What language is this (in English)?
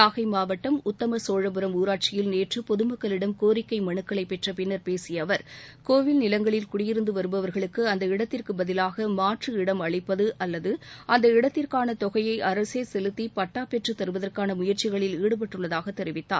Tamil